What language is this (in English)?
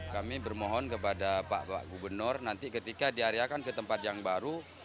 Indonesian